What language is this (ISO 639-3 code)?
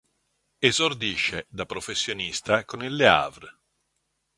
ita